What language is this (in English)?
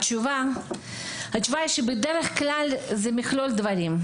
Hebrew